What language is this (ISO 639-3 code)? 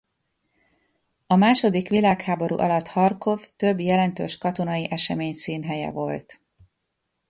hun